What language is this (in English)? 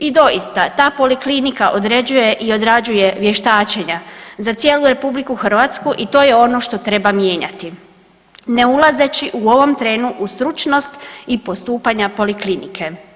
Croatian